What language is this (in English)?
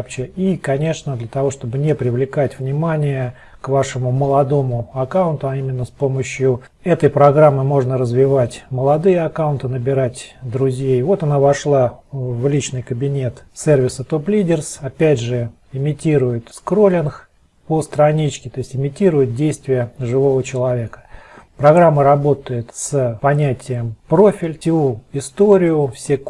Russian